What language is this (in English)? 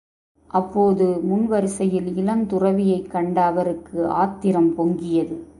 Tamil